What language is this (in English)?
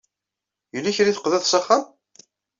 Kabyle